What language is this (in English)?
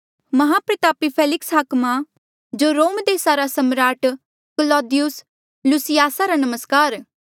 Mandeali